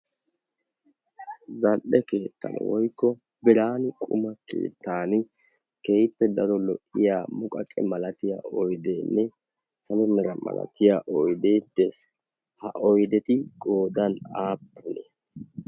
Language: Wolaytta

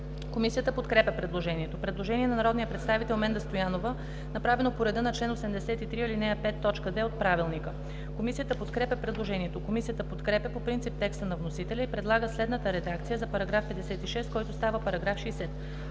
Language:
Bulgarian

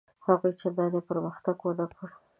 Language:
Pashto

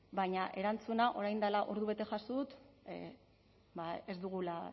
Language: Basque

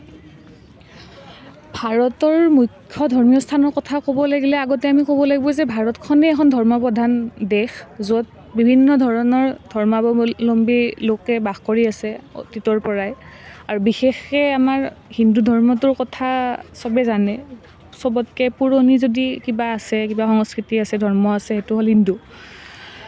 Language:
Assamese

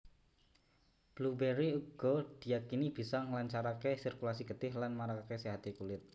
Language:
Javanese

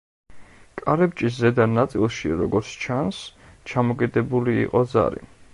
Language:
Georgian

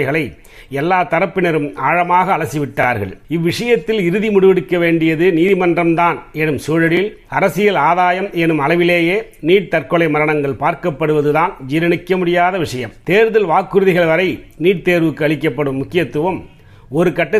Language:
Tamil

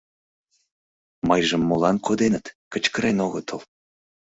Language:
Mari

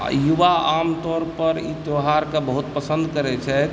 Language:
Maithili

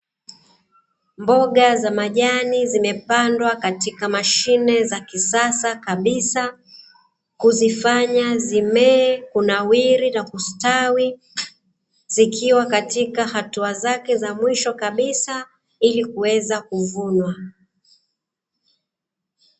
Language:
Swahili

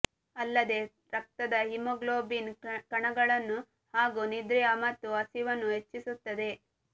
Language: Kannada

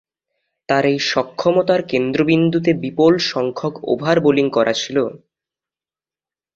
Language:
Bangla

